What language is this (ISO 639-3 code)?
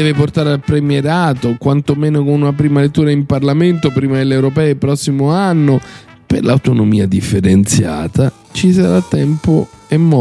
ita